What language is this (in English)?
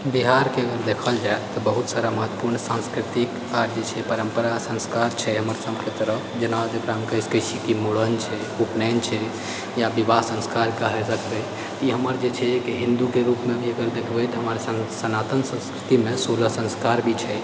Maithili